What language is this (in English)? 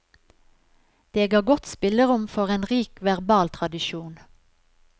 Norwegian